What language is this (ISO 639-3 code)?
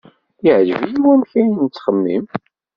kab